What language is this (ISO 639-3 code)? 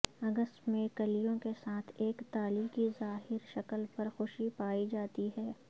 urd